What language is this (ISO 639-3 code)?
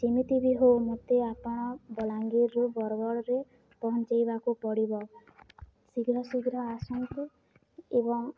ori